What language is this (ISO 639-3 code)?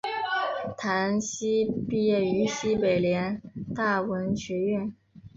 zho